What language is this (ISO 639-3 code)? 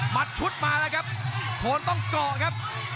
tha